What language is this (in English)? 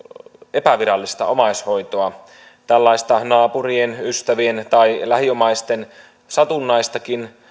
Finnish